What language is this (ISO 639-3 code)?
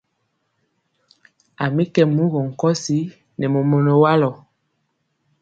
mcx